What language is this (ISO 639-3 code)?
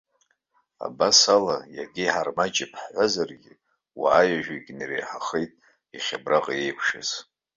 abk